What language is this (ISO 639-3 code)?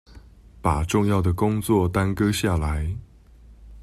zho